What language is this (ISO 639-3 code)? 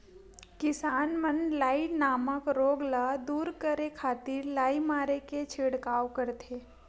hne